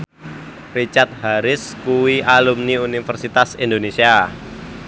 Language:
Javanese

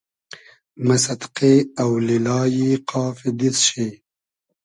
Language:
Hazaragi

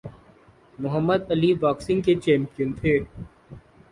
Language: Urdu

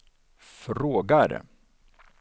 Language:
Swedish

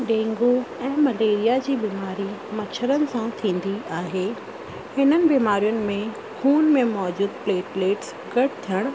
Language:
Sindhi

